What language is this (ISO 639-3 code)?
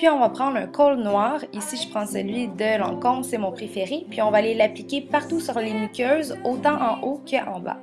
fra